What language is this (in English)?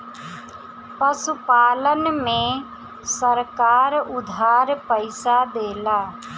Bhojpuri